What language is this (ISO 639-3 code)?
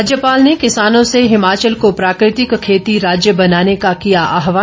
hin